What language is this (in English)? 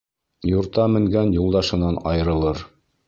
Bashkir